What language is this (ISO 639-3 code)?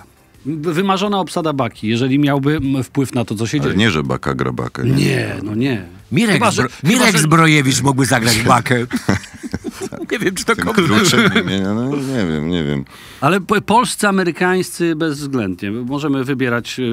pol